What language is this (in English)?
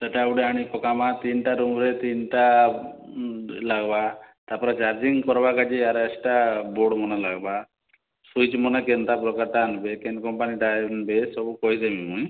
Odia